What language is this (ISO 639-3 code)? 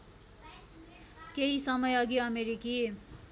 nep